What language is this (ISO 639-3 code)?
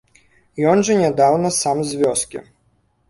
bel